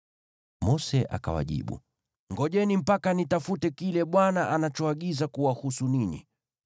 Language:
Swahili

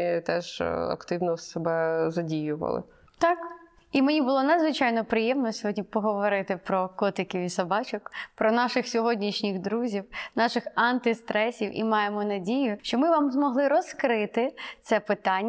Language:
Ukrainian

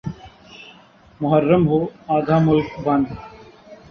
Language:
Urdu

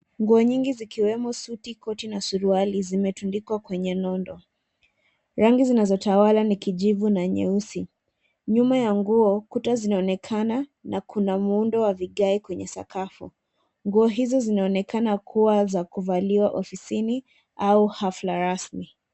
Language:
Swahili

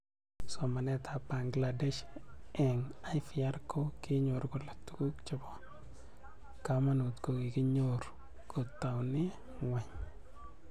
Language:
Kalenjin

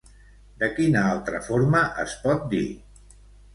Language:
Catalan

